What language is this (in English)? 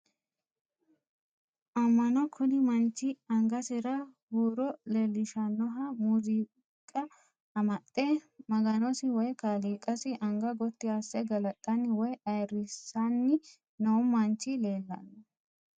Sidamo